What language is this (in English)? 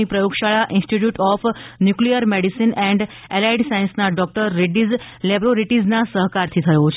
Gujarati